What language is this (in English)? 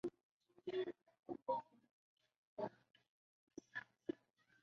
Chinese